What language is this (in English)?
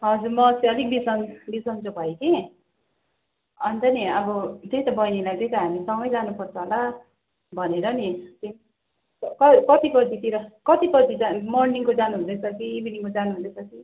Nepali